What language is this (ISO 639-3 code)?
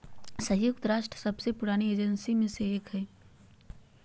mag